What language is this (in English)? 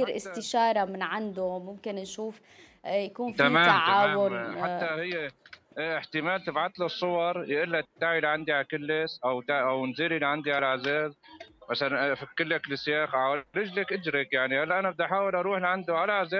Arabic